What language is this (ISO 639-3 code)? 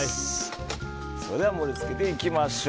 jpn